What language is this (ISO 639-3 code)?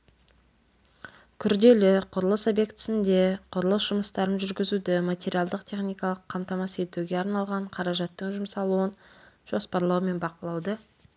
kaz